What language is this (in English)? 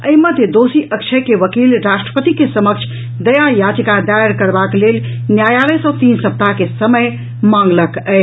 Maithili